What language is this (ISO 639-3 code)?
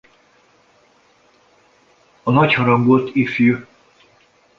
hun